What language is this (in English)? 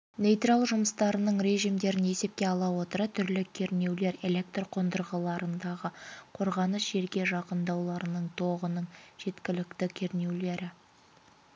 Kazakh